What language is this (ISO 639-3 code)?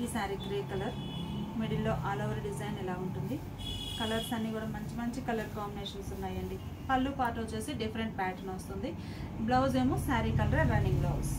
tel